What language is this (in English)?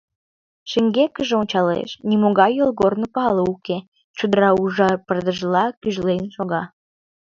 Mari